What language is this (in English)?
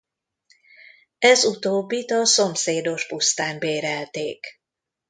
Hungarian